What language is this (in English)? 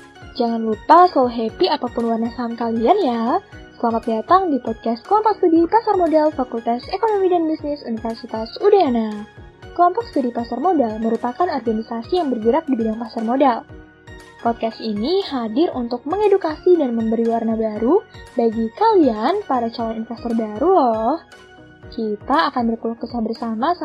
Indonesian